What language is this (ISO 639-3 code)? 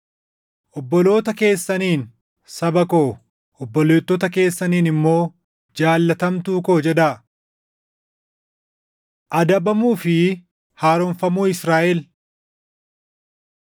orm